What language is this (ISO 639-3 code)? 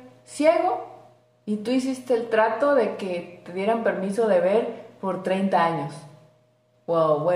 spa